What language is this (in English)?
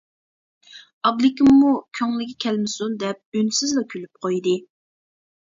Uyghur